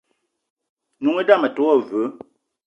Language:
Eton (Cameroon)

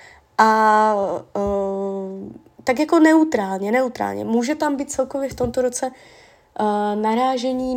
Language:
Czech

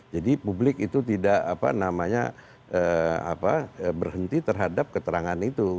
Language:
Indonesian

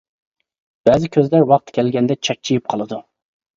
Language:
Uyghur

